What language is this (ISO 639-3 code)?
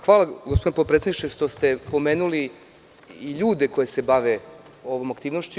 srp